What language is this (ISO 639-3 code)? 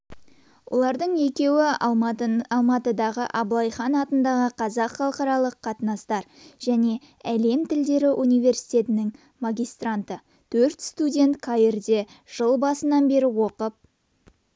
kaz